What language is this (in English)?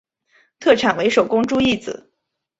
Chinese